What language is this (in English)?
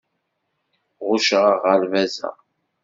Kabyle